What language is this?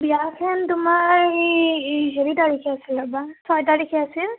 Assamese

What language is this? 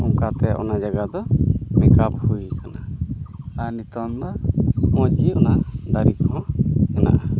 Santali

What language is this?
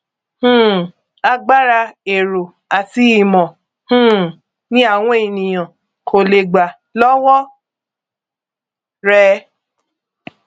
Yoruba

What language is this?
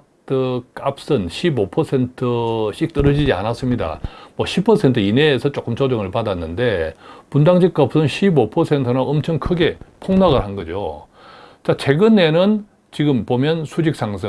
Korean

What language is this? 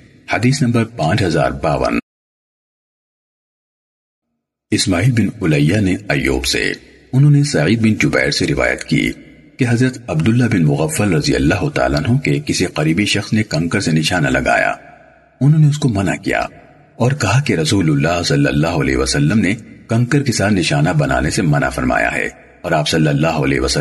Urdu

